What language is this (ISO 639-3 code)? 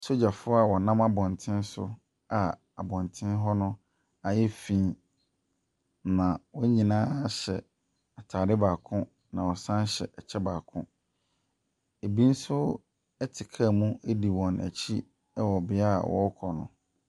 aka